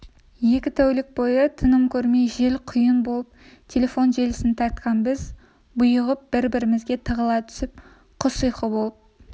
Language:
Kazakh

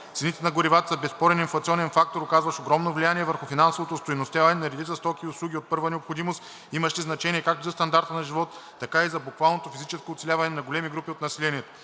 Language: Bulgarian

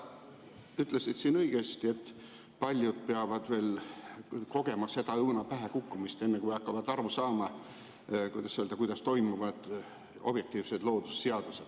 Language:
Estonian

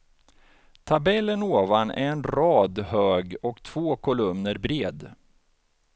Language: Swedish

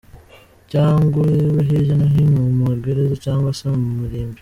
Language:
Kinyarwanda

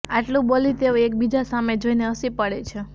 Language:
Gujarati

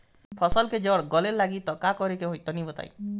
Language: Bhojpuri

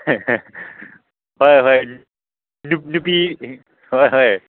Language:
Manipuri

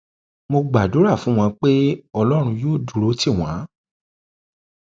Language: Yoruba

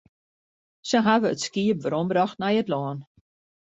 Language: Western Frisian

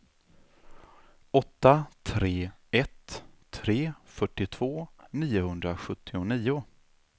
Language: Swedish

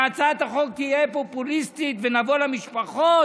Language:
Hebrew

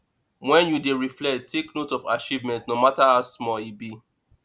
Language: Nigerian Pidgin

